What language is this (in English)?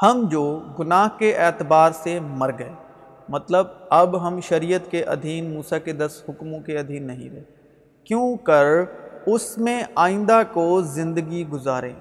Urdu